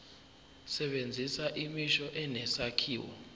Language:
Zulu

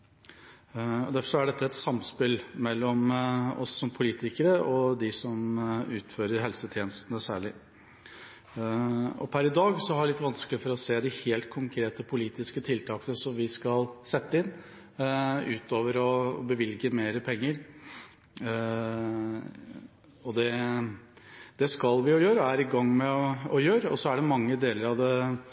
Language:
Norwegian Bokmål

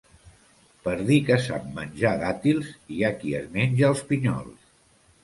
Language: Catalan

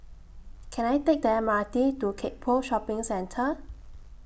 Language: English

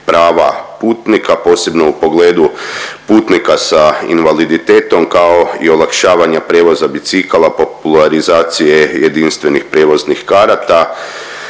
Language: Croatian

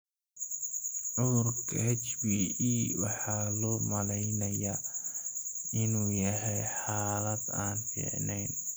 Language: Somali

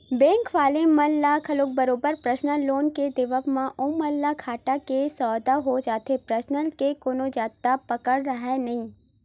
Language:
Chhattisgarhi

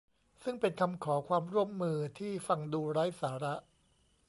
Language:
Thai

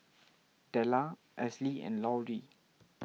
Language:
English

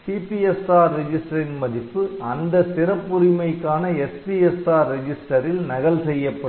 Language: Tamil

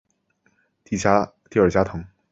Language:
Chinese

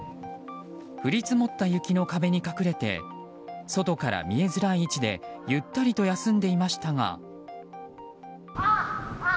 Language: Japanese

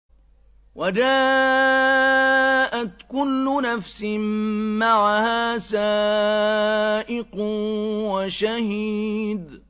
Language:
Arabic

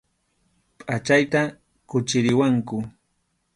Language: Arequipa-La Unión Quechua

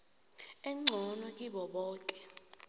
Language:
South Ndebele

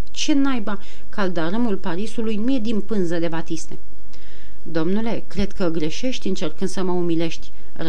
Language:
Romanian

